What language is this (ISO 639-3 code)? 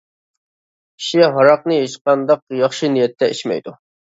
uig